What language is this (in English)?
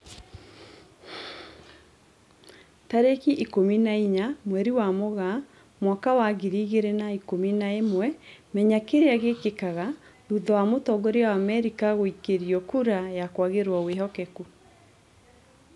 Kikuyu